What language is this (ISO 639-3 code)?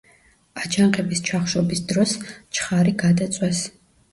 kat